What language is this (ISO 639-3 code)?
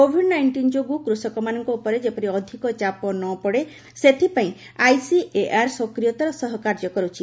ori